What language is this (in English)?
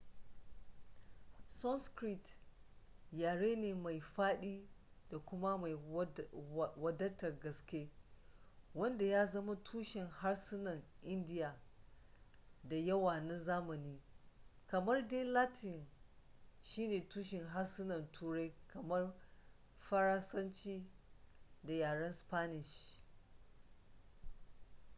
Hausa